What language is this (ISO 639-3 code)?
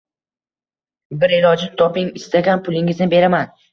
uzb